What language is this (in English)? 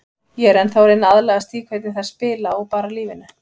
Icelandic